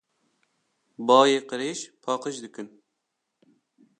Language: Kurdish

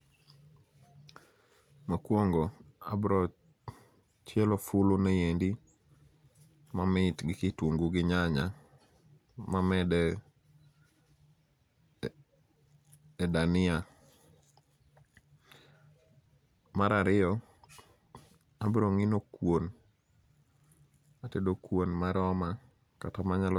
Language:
Luo (Kenya and Tanzania)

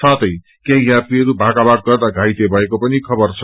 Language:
Nepali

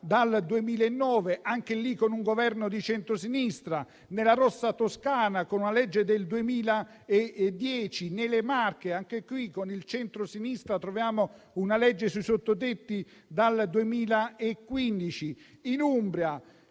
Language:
Italian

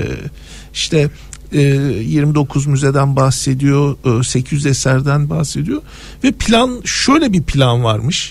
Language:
Turkish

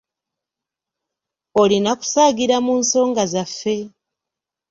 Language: Ganda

